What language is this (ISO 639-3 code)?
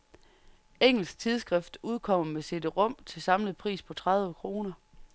dan